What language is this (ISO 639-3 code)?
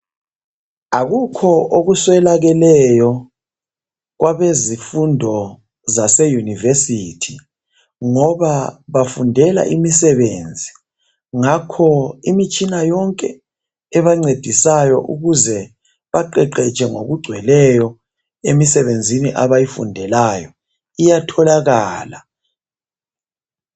nde